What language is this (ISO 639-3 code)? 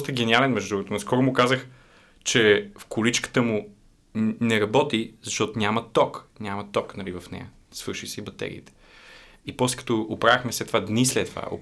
bul